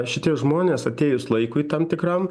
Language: Lithuanian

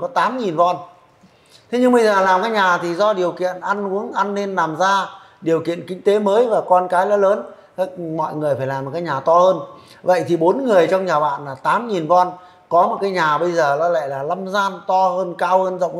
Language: Vietnamese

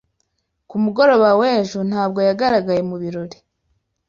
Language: Kinyarwanda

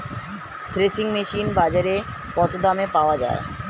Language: Bangla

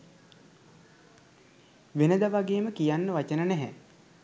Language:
Sinhala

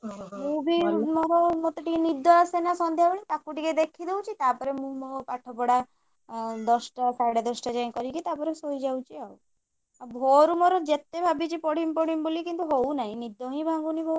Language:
Odia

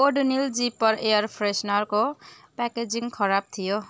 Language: Nepali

